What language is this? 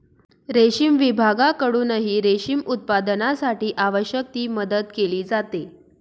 Marathi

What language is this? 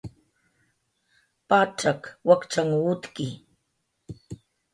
Jaqaru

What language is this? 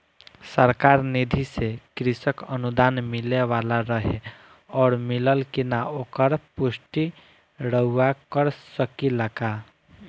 Bhojpuri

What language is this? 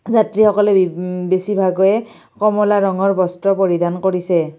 Assamese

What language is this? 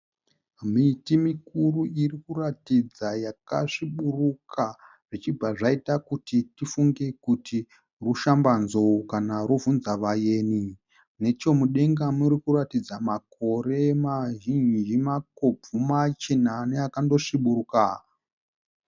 Shona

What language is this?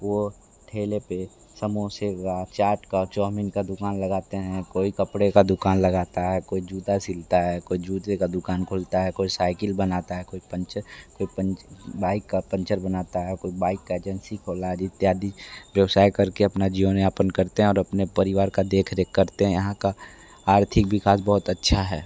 Hindi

